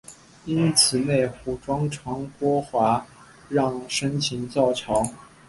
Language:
Chinese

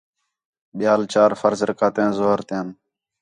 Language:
Khetrani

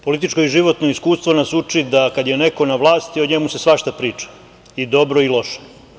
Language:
Serbian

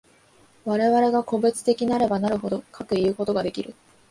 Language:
Japanese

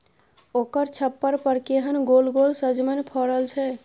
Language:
Maithili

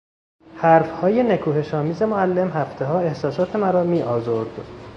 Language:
Persian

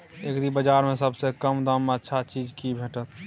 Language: Maithili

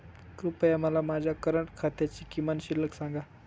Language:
Marathi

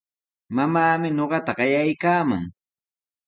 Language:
Sihuas Ancash Quechua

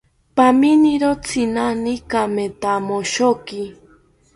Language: South Ucayali Ashéninka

